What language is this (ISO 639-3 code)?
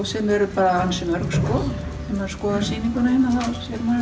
isl